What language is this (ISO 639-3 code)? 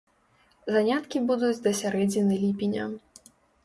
bel